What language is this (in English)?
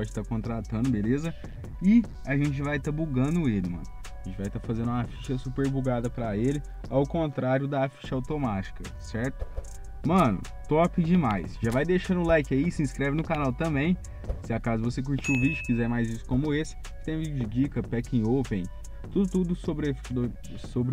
Portuguese